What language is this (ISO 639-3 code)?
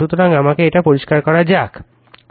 ben